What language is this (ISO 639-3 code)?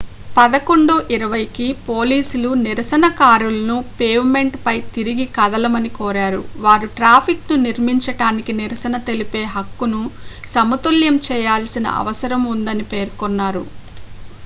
tel